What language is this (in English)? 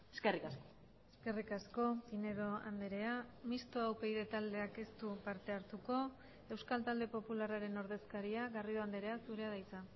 Basque